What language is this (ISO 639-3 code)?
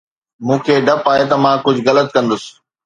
snd